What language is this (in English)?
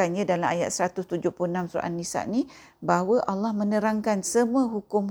Malay